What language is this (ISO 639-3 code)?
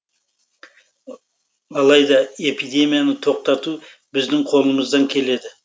kaz